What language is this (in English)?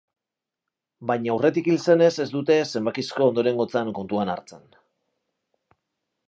Basque